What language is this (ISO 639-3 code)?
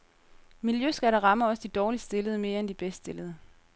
dan